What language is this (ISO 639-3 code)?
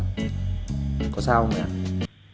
vie